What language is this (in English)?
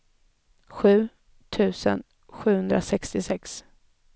Swedish